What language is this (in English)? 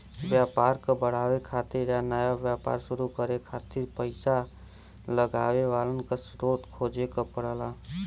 Bhojpuri